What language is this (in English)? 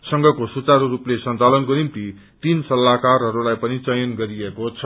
Nepali